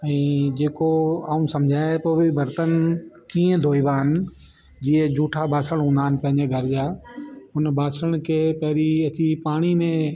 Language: Sindhi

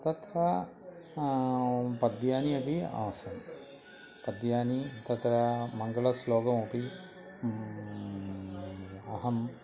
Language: Sanskrit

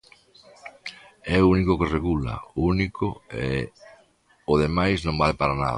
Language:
Galician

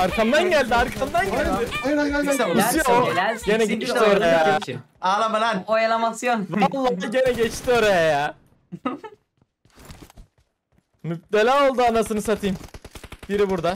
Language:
Turkish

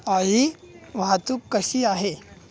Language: Marathi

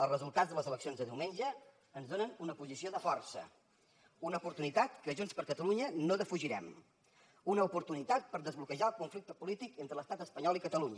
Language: Catalan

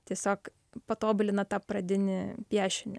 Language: Lithuanian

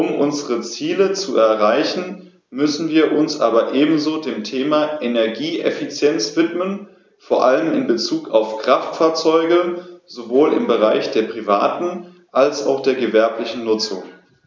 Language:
German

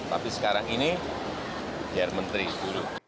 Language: Indonesian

